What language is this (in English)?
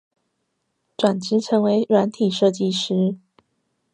Chinese